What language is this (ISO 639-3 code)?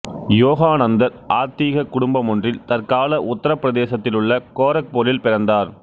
tam